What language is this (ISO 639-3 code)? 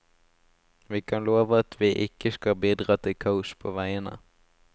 nor